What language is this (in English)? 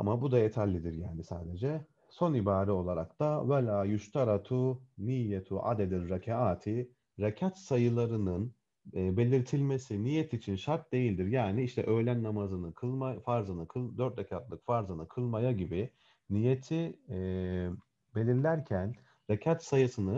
Turkish